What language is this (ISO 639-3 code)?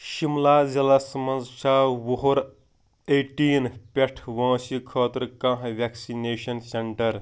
kas